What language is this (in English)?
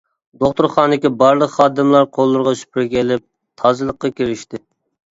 Uyghur